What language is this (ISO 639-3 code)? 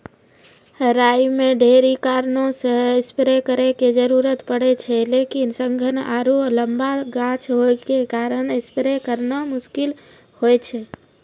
mai